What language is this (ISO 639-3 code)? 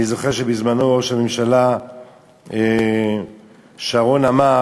heb